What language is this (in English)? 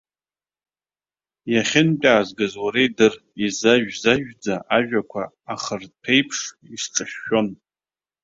Abkhazian